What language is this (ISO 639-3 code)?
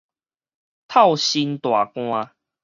nan